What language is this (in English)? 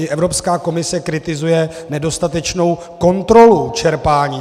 Czech